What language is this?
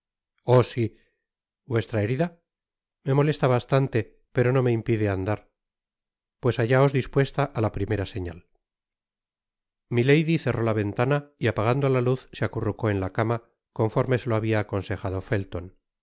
Spanish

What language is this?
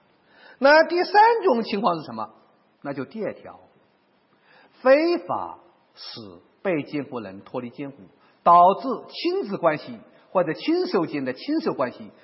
Chinese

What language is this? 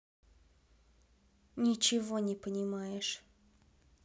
Russian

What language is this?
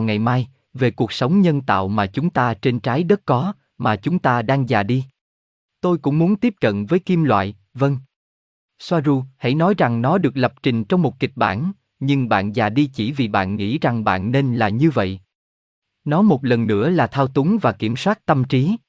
Vietnamese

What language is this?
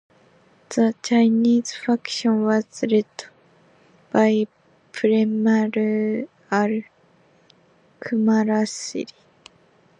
English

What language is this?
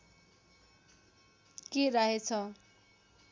Nepali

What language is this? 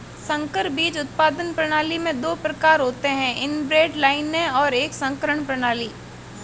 Hindi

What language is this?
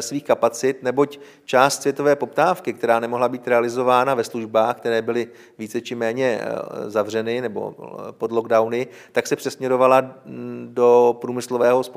Czech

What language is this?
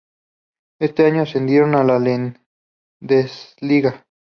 Spanish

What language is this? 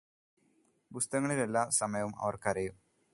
Malayalam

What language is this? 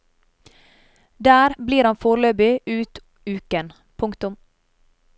Norwegian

